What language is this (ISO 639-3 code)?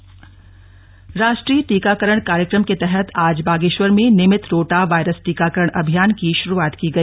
hin